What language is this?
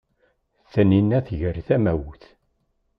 Kabyle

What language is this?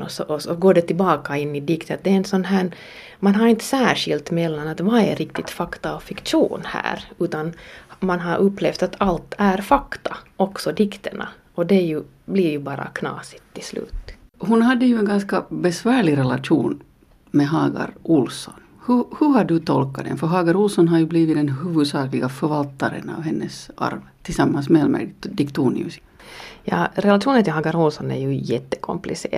Swedish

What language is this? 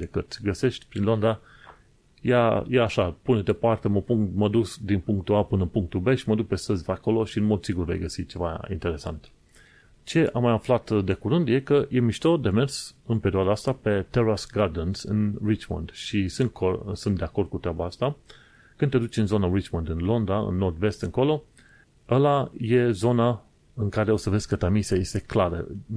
Romanian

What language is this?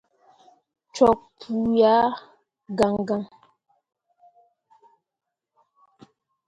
Mundang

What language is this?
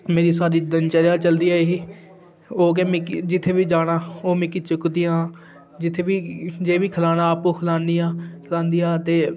Dogri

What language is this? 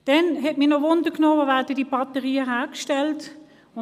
Swiss German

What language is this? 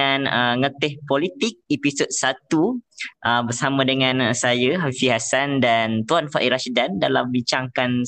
Malay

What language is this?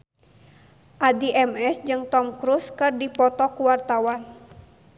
Sundanese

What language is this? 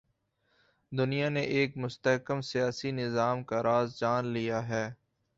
Urdu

